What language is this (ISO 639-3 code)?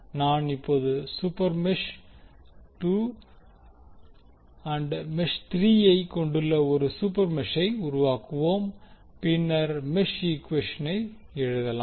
tam